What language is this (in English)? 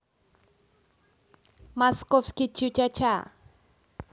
Russian